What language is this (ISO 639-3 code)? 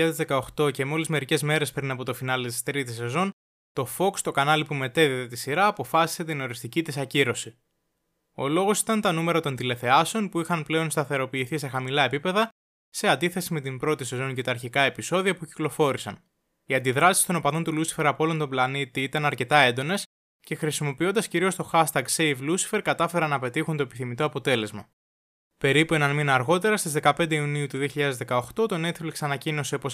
ell